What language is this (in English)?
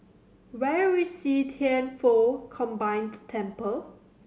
English